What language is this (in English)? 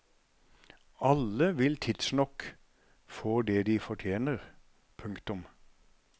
Norwegian